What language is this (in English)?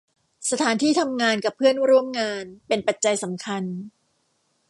Thai